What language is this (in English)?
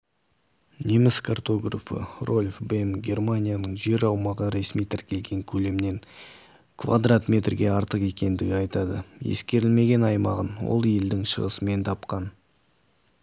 Kazakh